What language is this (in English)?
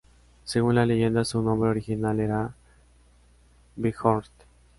Spanish